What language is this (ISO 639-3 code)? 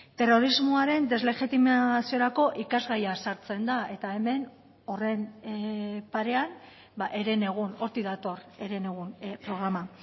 eus